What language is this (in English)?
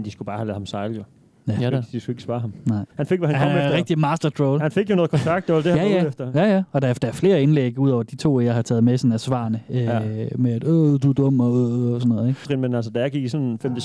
Danish